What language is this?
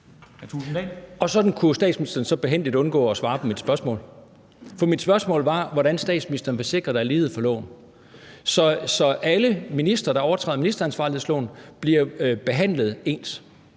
Danish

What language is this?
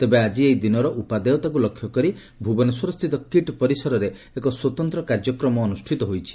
Odia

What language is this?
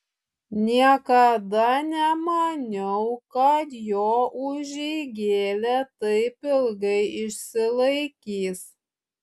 Lithuanian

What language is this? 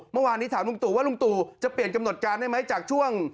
Thai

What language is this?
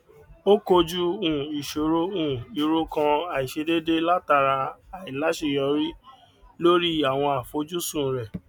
Yoruba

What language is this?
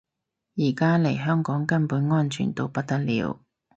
Cantonese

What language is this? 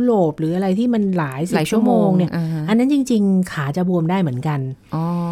Thai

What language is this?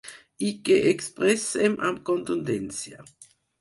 Catalan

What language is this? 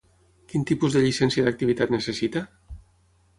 Catalan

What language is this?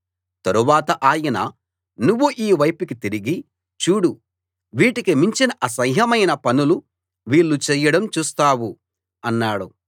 Telugu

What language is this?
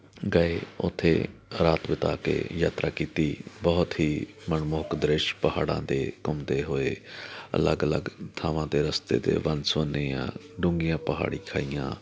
Punjabi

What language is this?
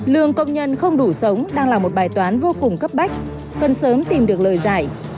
Vietnamese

